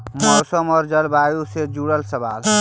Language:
Magahi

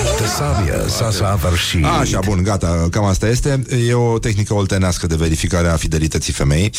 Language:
Romanian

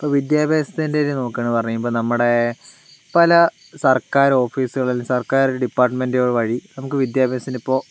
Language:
Malayalam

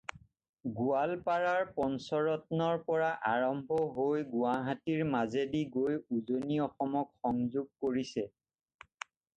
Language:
Assamese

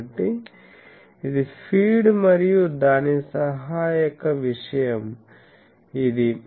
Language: Telugu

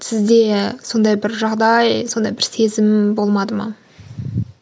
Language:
Kazakh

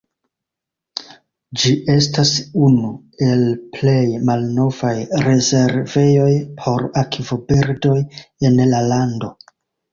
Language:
Esperanto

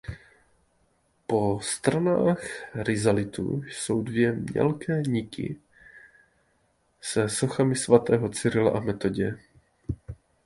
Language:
Czech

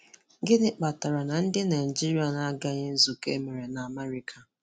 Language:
Igbo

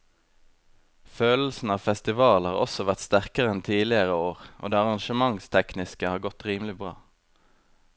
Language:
Norwegian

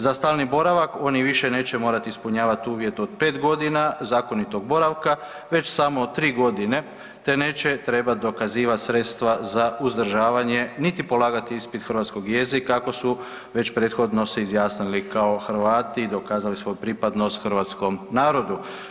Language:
Croatian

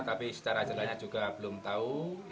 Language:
Indonesian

